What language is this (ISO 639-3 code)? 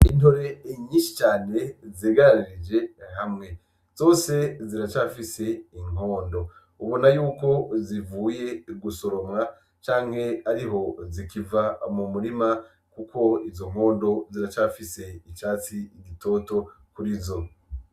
run